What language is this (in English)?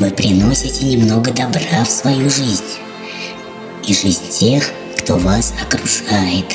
Russian